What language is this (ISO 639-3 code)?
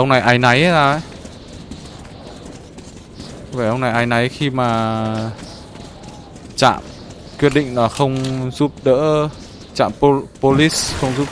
vie